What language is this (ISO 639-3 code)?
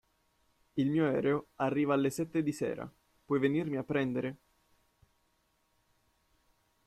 ita